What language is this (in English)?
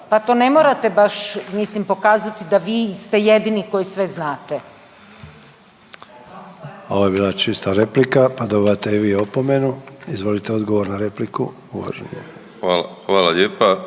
Croatian